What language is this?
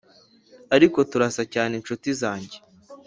Kinyarwanda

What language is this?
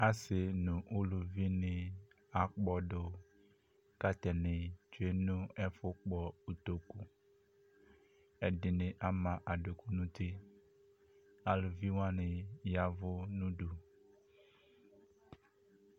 Ikposo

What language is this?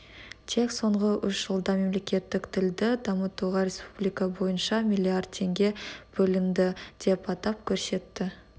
Kazakh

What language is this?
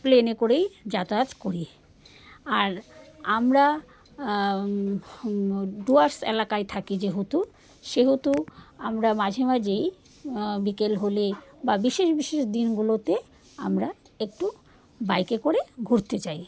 Bangla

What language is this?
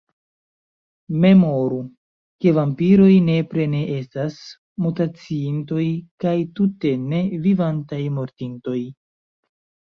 Esperanto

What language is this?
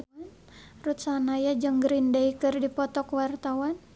Sundanese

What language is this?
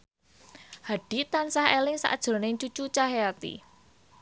Javanese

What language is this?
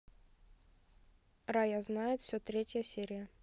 Russian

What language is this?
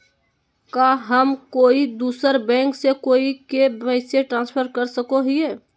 Magahi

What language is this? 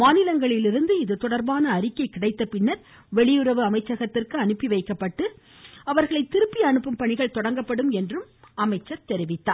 Tamil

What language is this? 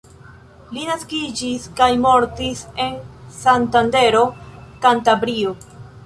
Esperanto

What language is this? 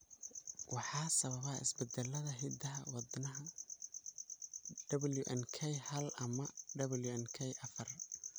Somali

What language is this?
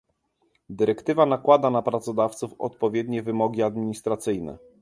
Polish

